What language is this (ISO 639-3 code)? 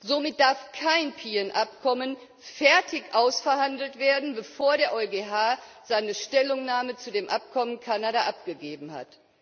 deu